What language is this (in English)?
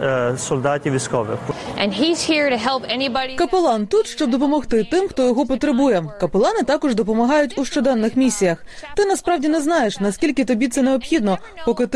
Ukrainian